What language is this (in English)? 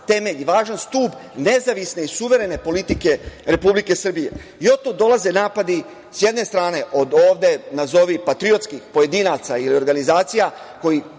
Serbian